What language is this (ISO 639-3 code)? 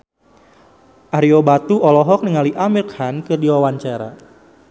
sun